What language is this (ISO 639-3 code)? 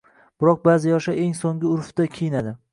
uzb